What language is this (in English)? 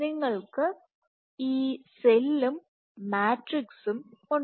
Malayalam